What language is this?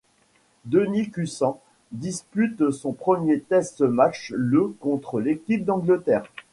French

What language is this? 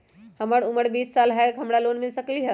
Magahi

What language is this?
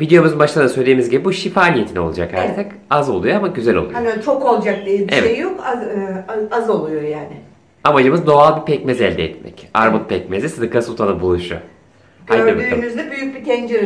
Turkish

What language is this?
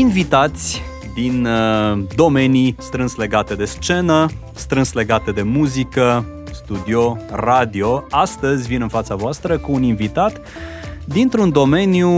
Romanian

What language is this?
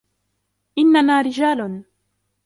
Arabic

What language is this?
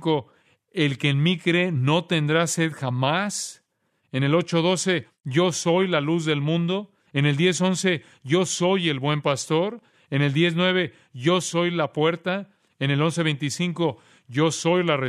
Spanish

